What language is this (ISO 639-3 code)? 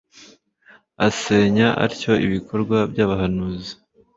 kin